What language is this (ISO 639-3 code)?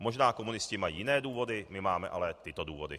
ces